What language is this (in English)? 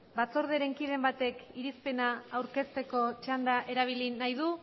Basque